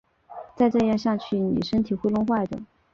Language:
Chinese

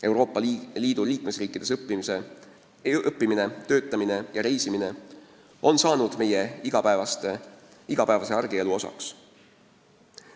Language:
Estonian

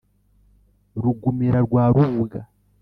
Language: Kinyarwanda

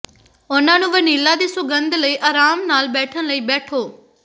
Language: Punjabi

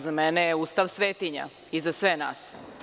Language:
Serbian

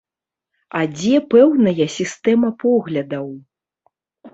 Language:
Belarusian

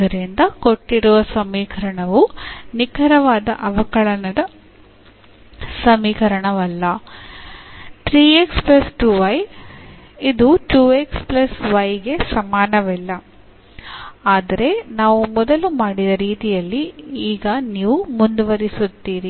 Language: Kannada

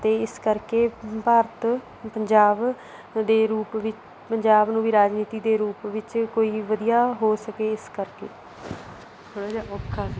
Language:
Punjabi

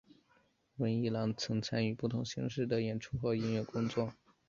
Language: Chinese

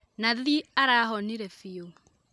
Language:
Kikuyu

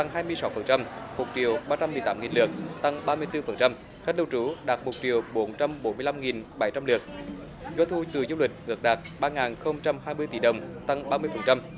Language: Vietnamese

